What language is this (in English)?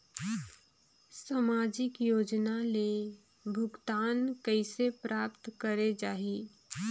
Chhattisgarhi